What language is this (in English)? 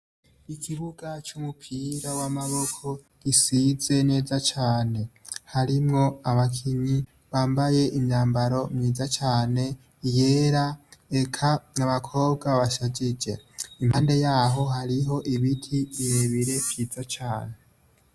Rundi